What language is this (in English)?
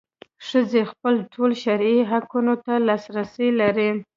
Pashto